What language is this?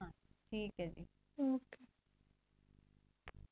Punjabi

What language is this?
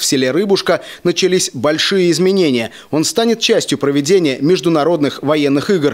Russian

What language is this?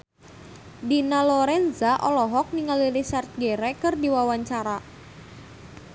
Sundanese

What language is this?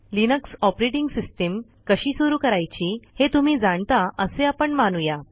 Marathi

